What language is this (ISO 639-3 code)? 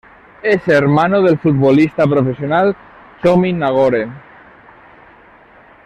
spa